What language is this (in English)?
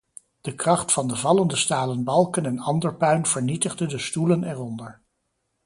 Dutch